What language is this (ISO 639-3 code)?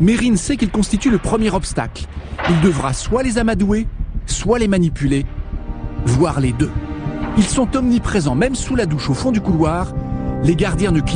fra